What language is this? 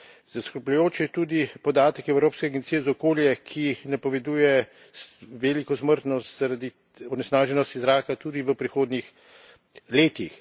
Slovenian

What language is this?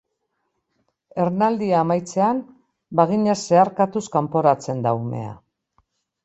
Basque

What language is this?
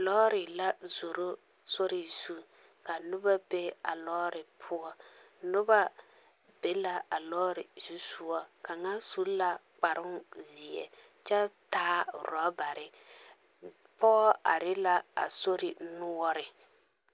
Southern Dagaare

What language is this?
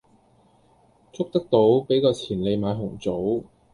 Cantonese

